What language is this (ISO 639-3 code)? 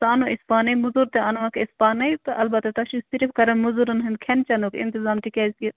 kas